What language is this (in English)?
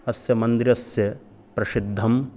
Sanskrit